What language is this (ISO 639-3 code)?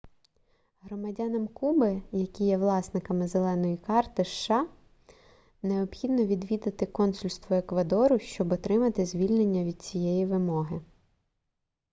ukr